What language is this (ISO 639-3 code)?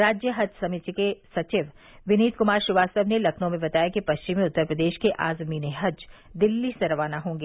hin